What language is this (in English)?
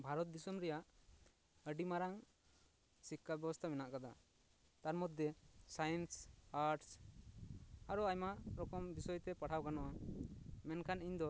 Santali